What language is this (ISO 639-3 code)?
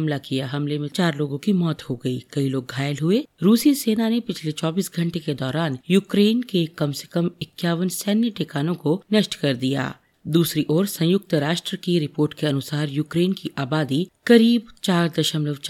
hin